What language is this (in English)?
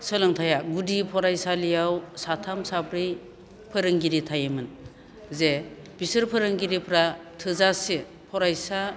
Bodo